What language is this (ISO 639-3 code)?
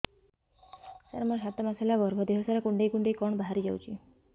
ori